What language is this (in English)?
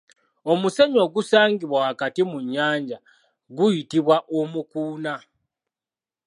Ganda